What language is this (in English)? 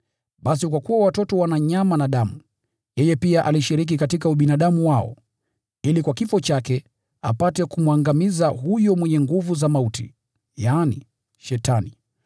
Swahili